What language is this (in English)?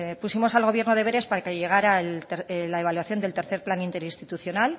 Spanish